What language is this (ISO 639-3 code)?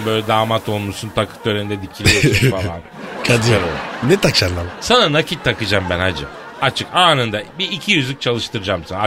tur